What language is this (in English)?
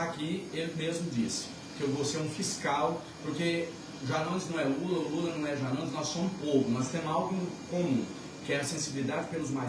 Portuguese